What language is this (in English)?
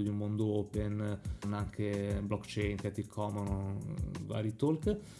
Italian